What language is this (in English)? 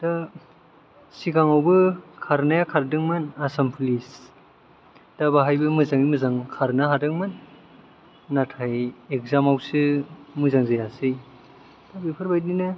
Bodo